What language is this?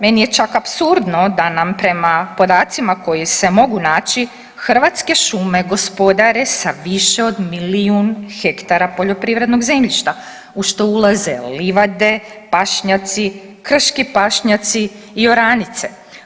Croatian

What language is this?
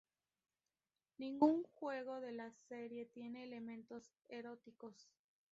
Spanish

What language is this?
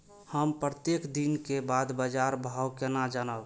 Maithili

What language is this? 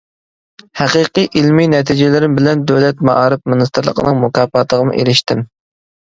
Uyghur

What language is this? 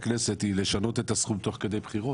Hebrew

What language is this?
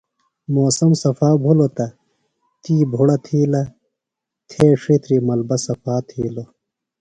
Phalura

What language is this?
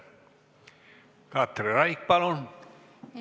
Estonian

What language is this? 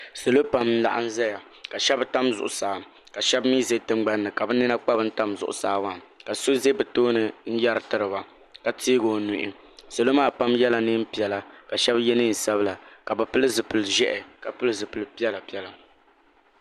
Dagbani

